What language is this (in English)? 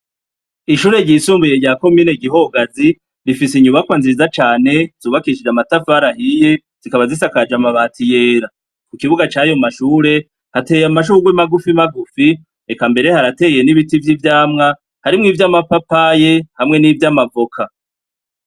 Rundi